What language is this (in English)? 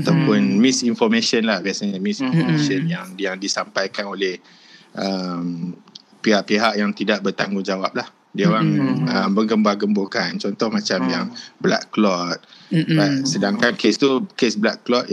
Malay